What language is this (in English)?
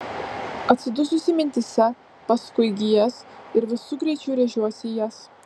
Lithuanian